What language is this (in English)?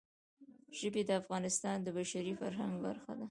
Pashto